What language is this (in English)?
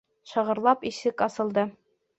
Bashkir